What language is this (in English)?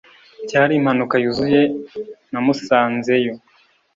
Kinyarwanda